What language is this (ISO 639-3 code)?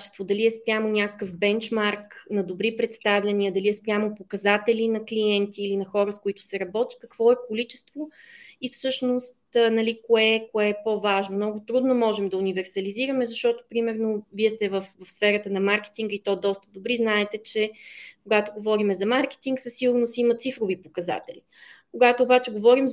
bul